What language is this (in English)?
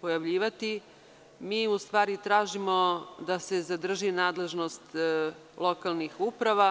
Serbian